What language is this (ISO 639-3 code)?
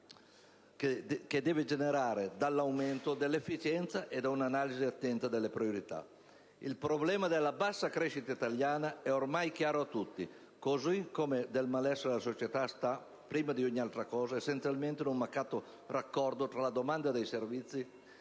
ita